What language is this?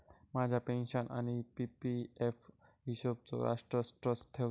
Marathi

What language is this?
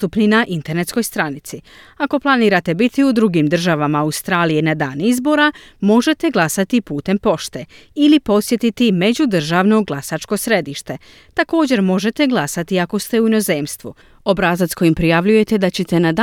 Croatian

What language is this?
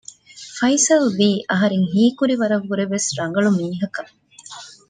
Divehi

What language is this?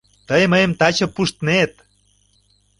Mari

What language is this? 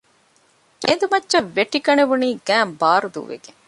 Divehi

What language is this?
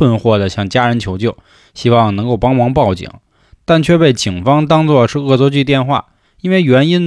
Chinese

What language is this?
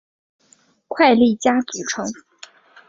Chinese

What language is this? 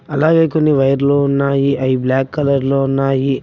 Telugu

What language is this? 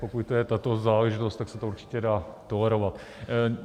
Czech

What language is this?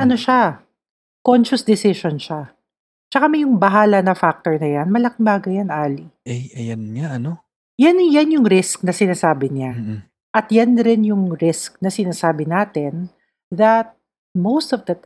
Filipino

